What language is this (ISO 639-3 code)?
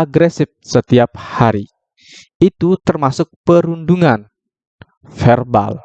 ind